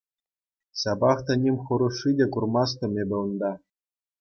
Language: Chuvash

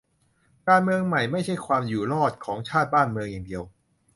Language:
Thai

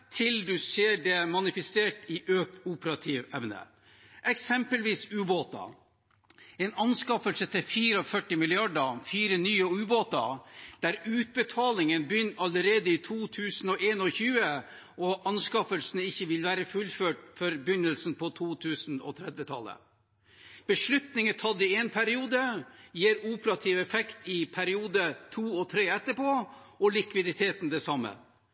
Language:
Norwegian Bokmål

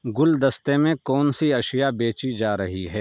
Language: Urdu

